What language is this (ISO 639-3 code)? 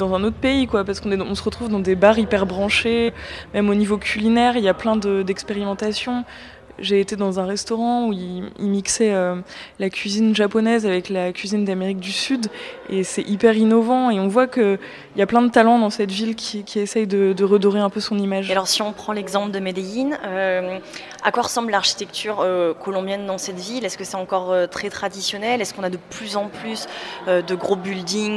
fra